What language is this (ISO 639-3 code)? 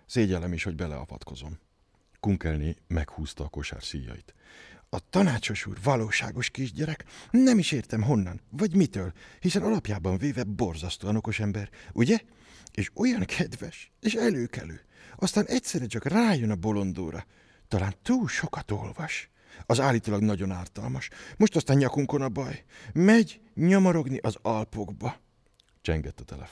hun